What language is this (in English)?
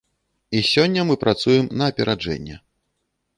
Belarusian